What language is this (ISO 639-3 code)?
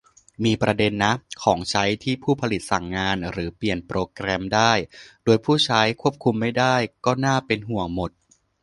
tha